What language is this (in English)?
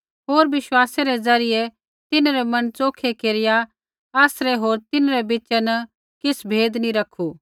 Kullu Pahari